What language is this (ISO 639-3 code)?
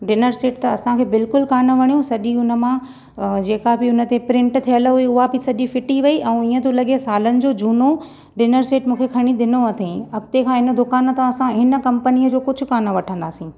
snd